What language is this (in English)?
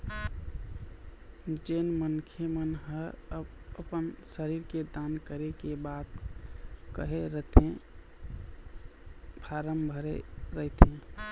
Chhattisgarhi